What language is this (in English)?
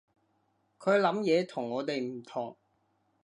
Cantonese